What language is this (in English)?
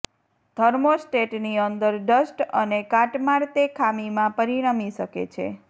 Gujarati